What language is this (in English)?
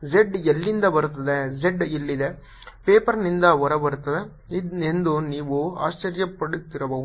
Kannada